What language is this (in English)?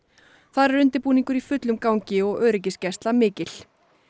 Icelandic